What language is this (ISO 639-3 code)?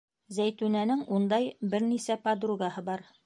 bak